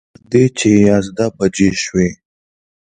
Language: Pashto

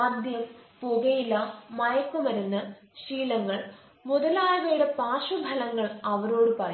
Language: Malayalam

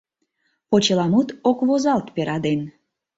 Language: Mari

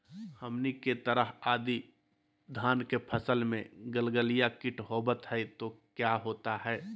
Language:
Magahi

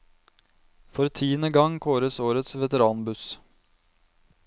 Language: Norwegian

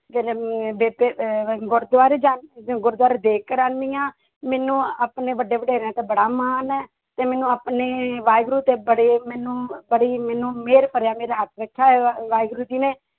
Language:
Punjabi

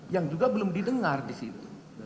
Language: Indonesian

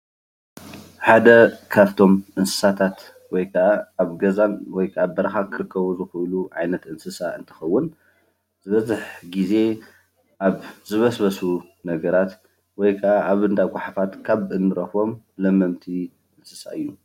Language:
Tigrinya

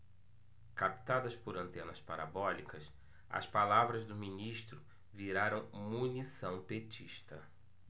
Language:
Portuguese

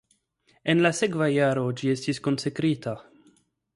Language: Esperanto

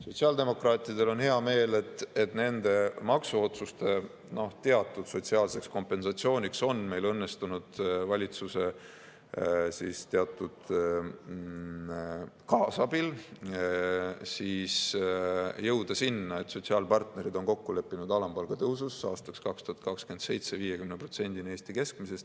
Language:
Estonian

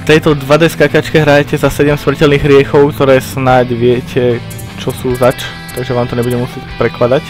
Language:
Portuguese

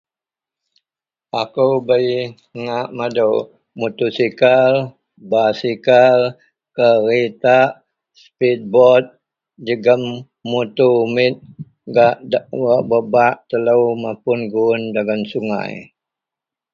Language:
Central Melanau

